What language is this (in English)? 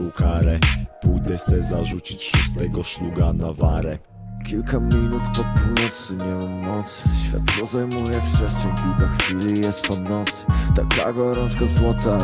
Polish